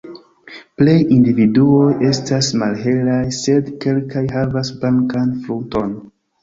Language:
Esperanto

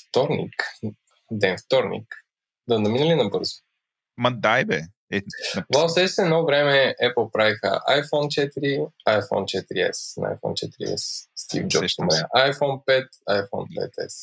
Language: Bulgarian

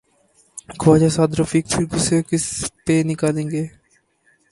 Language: Urdu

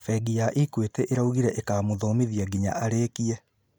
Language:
Kikuyu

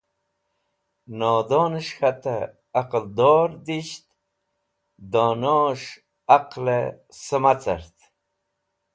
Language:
Wakhi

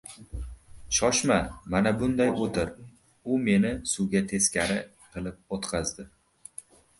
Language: Uzbek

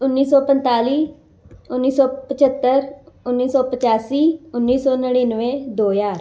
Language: Punjabi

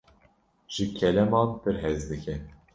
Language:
Kurdish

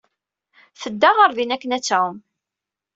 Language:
Kabyle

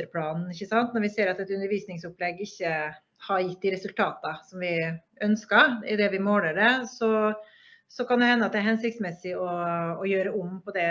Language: Norwegian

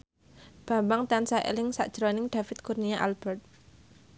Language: Javanese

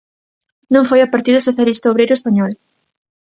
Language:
Galician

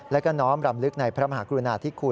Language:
Thai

